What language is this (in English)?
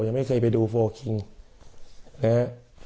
Thai